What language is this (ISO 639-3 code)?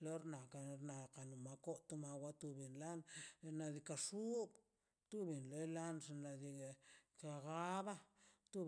zpy